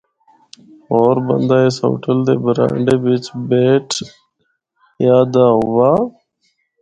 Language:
Northern Hindko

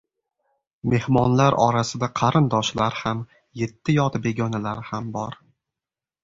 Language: Uzbek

